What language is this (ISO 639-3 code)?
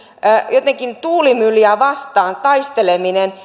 fin